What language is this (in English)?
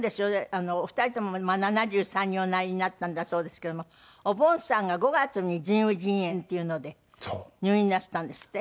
Japanese